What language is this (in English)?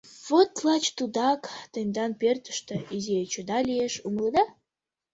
Mari